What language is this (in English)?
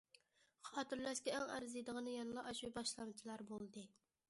Uyghur